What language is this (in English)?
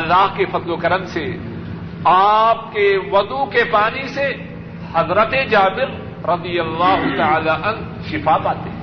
Urdu